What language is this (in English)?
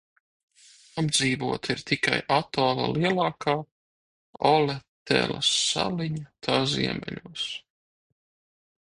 Latvian